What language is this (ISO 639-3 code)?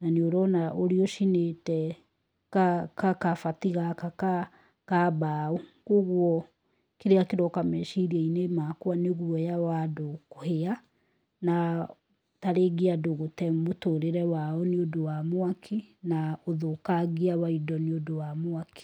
kik